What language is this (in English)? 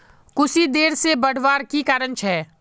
Magahi